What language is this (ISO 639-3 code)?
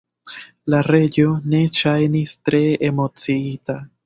epo